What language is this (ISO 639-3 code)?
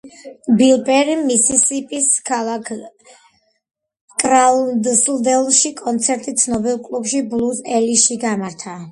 kat